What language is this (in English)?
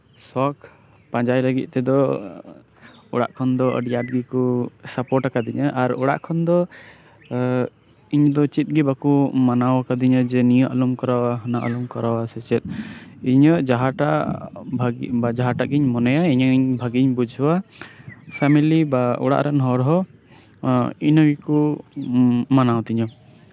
Santali